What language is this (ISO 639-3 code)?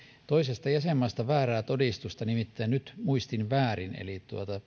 fin